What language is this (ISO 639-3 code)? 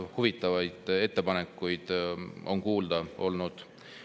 est